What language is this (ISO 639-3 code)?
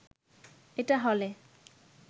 ben